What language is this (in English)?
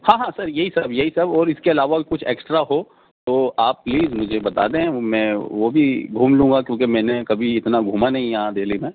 Urdu